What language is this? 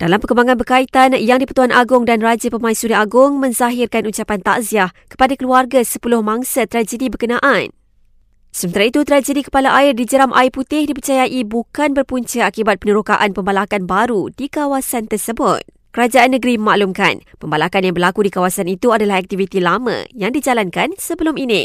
Malay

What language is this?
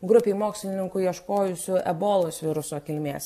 Lithuanian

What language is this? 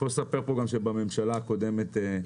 Hebrew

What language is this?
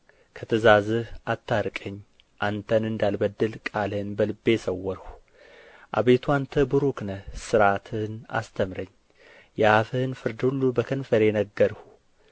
Amharic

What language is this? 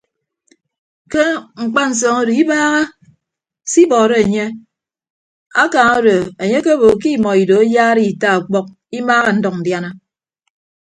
Ibibio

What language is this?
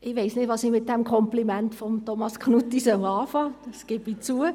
Swiss German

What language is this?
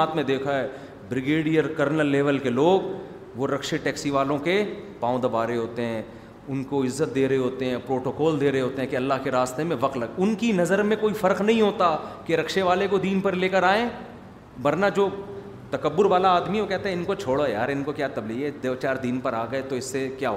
Urdu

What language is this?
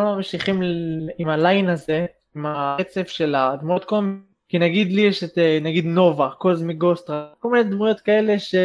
Hebrew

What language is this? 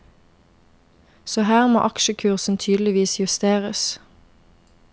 Norwegian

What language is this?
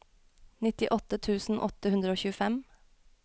Norwegian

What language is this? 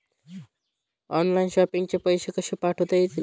Marathi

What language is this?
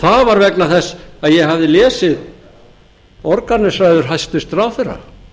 Icelandic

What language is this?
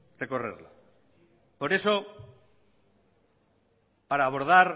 Spanish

